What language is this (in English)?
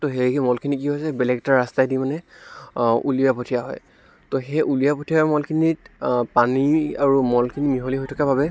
Assamese